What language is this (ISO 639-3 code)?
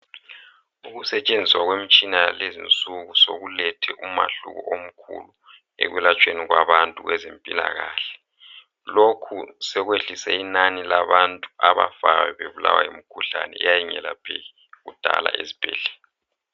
nde